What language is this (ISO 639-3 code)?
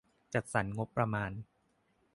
tha